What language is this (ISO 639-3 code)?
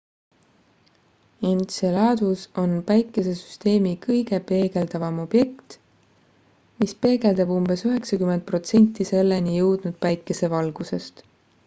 est